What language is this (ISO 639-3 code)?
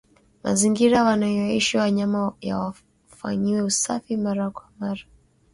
swa